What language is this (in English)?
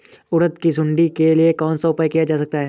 Hindi